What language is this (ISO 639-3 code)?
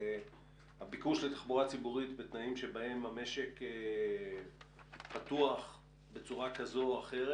heb